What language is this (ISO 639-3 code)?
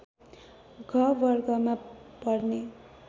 nep